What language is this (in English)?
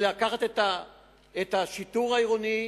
Hebrew